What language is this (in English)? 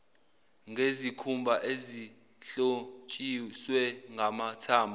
Zulu